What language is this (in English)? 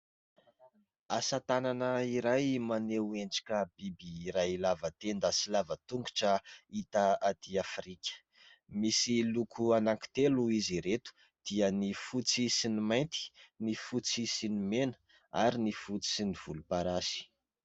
Malagasy